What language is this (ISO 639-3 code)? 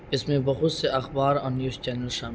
urd